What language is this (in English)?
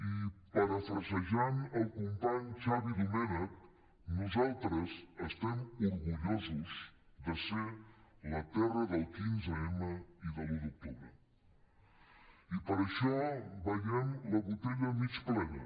Catalan